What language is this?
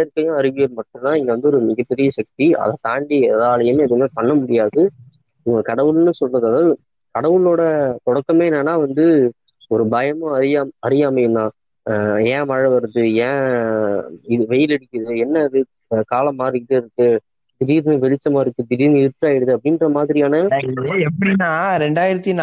Tamil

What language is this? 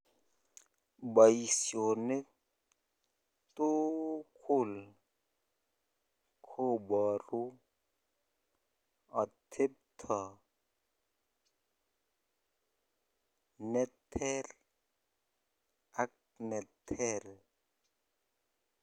Kalenjin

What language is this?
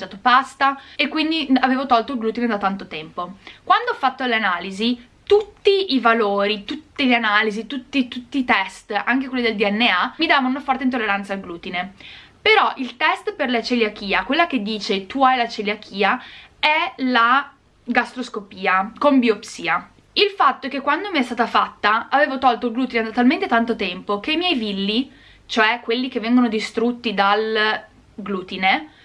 Italian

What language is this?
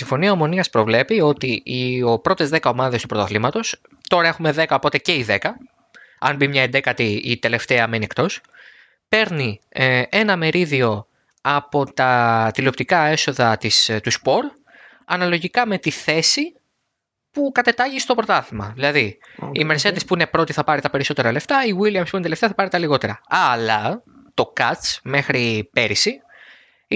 Greek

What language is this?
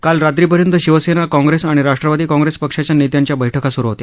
Marathi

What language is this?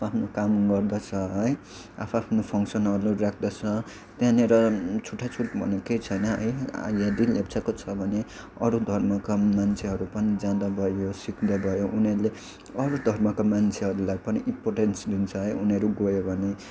Nepali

